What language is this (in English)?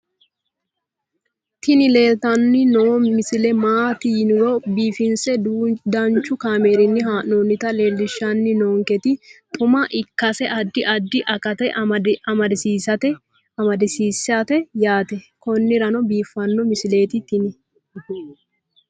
Sidamo